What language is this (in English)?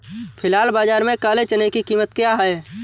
Hindi